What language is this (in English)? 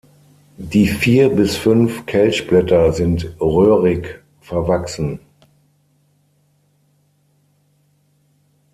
German